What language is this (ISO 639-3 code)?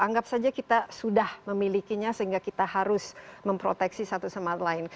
ind